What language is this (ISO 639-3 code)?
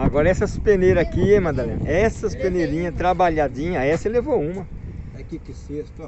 por